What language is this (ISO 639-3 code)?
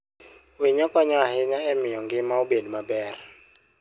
luo